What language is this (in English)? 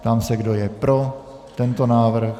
Czech